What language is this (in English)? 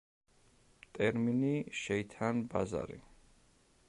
Georgian